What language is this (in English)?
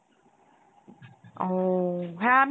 Bangla